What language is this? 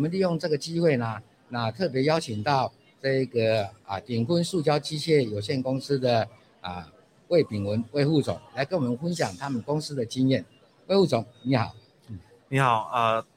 Chinese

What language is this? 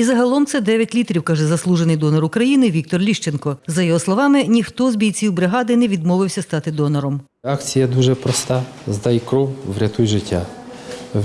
Ukrainian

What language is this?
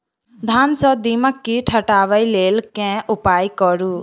Maithili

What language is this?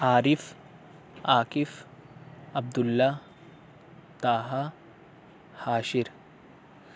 Urdu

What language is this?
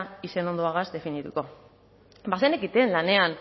Basque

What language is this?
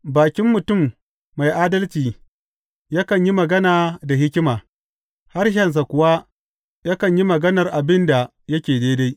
Hausa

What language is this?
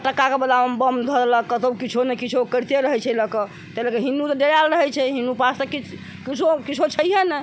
Maithili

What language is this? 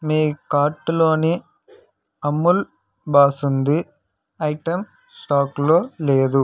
Telugu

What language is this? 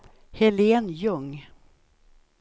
Swedish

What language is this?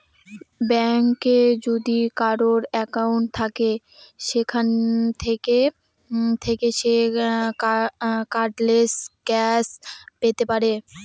Bangla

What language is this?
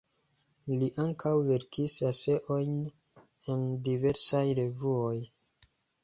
Esperanto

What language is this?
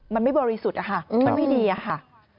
Thai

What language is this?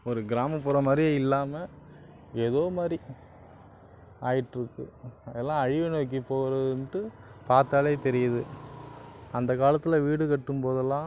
Tamil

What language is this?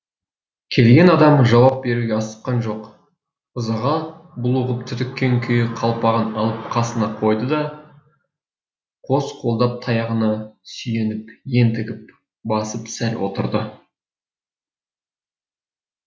Kazakh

